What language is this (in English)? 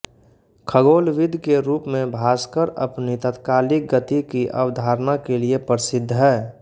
Hindi